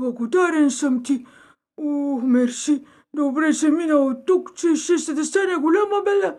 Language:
Bulgarian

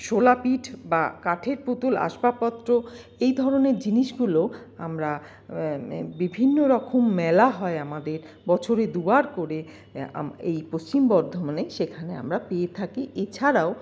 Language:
Bangla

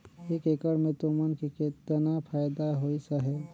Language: Chhattisgarhi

